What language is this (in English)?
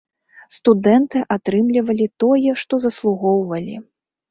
Belarusian